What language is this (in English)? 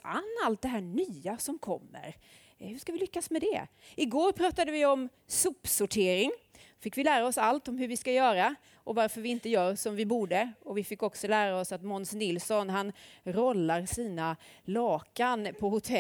Swedish